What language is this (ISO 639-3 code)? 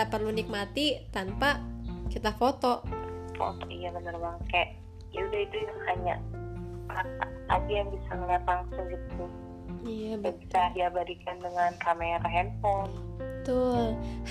ind